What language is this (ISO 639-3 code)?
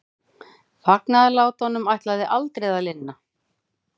isl